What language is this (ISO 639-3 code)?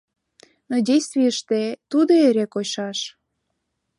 chm